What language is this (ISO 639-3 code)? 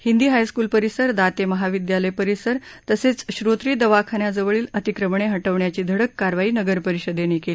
mar